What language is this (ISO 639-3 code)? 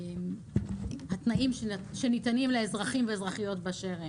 heb